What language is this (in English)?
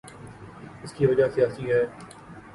Urdu